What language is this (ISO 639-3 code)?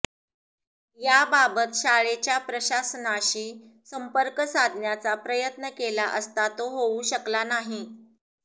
mar